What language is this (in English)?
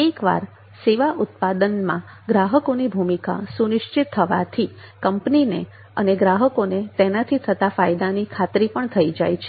Gujarati